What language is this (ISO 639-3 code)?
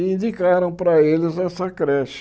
por